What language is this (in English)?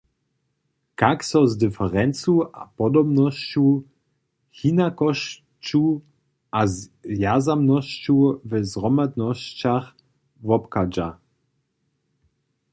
Upper Sorbian